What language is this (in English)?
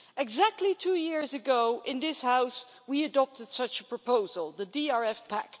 English